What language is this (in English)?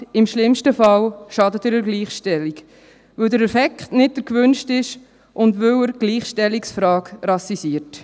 Swiss German